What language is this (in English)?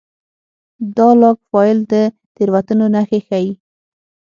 Pashto